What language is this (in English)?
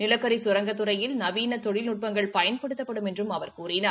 Tamil